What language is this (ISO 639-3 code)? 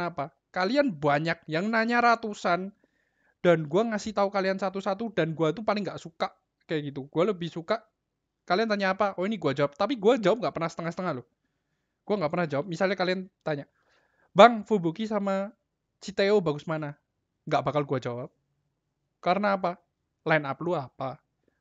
ind